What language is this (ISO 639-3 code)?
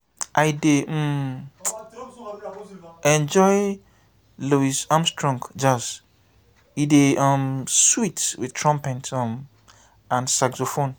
pcm